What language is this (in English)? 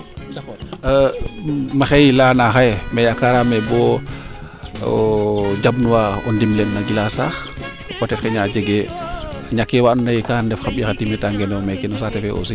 Serer